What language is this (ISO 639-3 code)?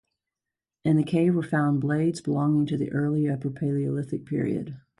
eng